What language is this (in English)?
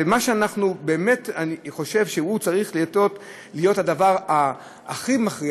Hebrew